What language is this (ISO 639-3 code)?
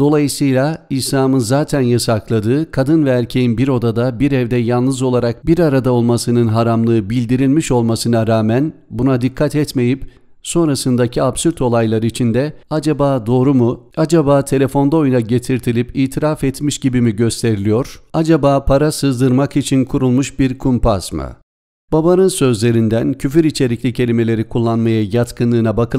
tur